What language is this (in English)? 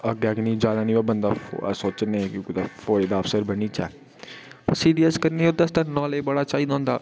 Dogri